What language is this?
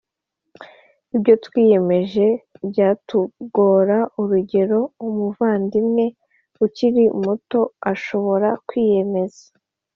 Kinyarwanda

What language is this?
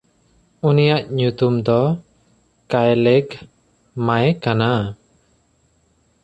Santali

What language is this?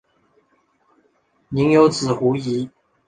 Chinese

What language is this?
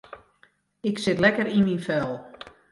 Western Frisian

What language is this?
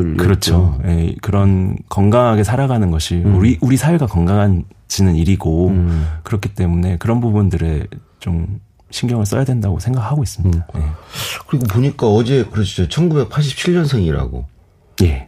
Korean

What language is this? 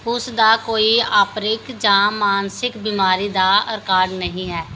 Punjabi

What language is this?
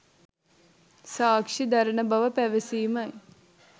Sinhala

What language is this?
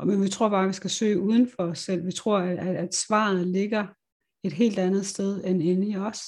Danish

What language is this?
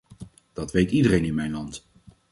Dutch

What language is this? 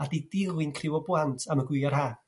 Welsh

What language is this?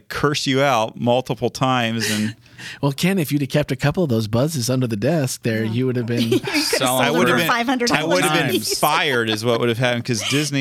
English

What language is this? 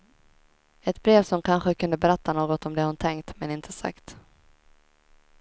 Swedish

